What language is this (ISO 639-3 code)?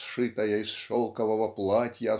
rus